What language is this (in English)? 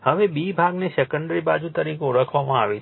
Gujarati